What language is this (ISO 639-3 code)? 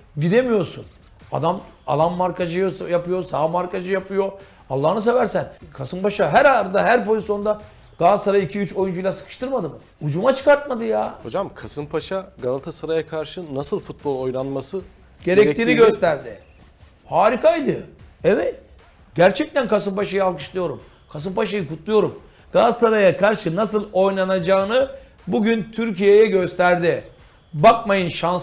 tur